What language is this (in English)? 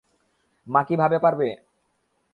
Bangla